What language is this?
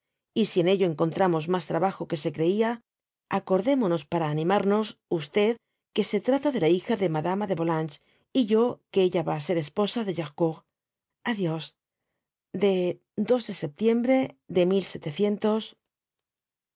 Spanish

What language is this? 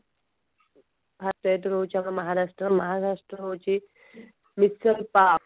Odia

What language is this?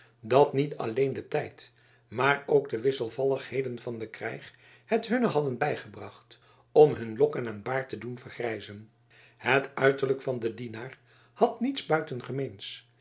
Dutch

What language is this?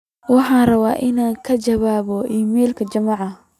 Somali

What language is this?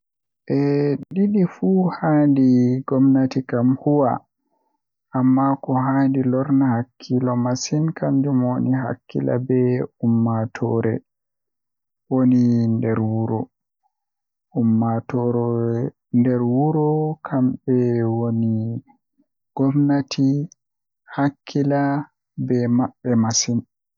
Western Niger Fulfulde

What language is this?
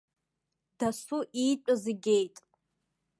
Abkhazian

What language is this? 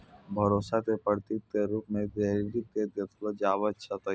Maithili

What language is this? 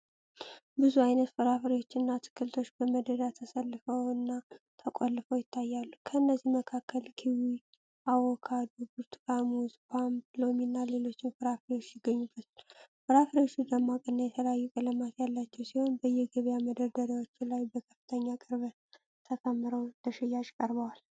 Amharic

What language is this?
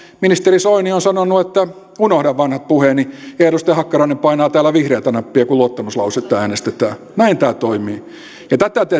Finnish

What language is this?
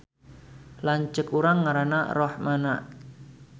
Sundanese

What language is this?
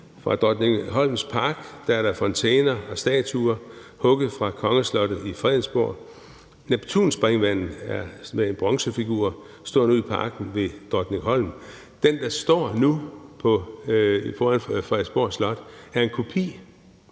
Danish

